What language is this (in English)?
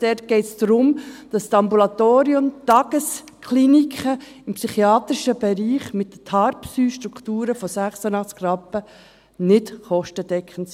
Swiss German